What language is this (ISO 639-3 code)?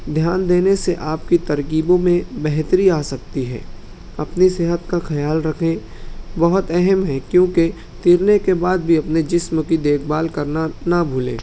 urd